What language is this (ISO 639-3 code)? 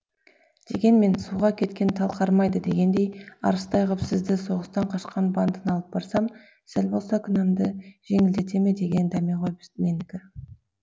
kaz